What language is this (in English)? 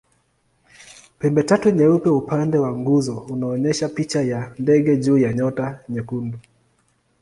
Swahili